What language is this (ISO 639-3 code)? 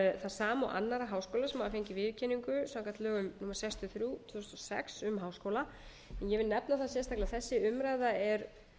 isl